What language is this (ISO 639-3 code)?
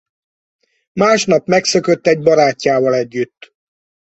hun